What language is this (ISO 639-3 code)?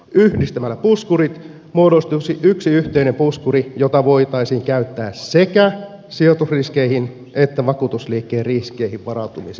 fin